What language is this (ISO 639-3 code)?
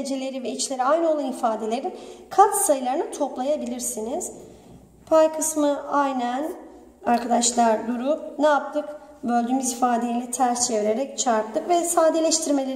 tur